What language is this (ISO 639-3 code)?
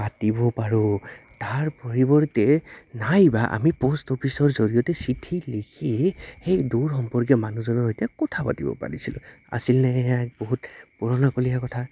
asm